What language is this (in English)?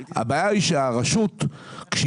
Hebrew